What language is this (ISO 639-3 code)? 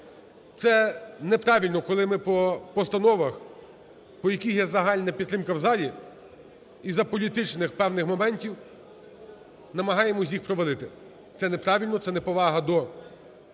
ukr